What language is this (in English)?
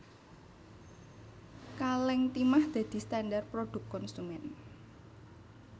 Javanese